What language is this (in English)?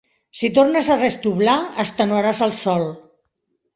Catalan